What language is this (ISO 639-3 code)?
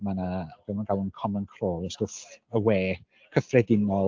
cym